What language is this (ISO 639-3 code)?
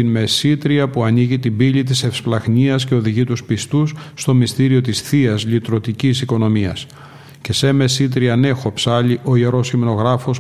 ell